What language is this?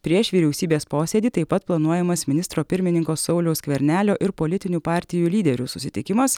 Lithuanian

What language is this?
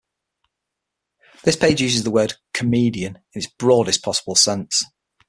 English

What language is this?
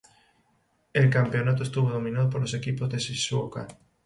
Spanish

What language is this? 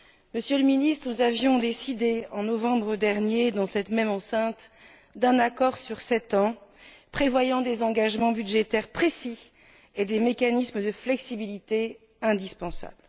French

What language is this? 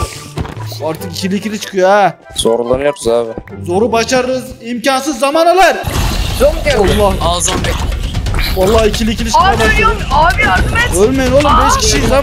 Turkish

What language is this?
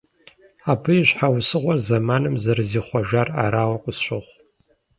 Kabardian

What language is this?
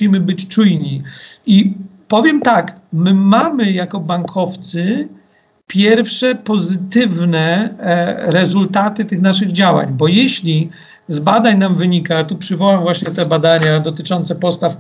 Polish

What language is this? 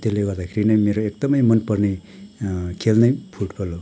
Nepali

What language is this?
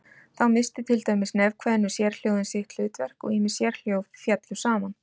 Icelandic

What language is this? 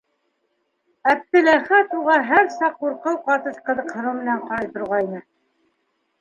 Bashkir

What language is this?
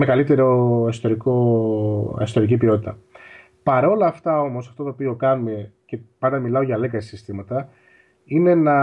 Greek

